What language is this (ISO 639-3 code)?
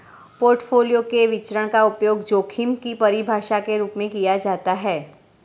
hin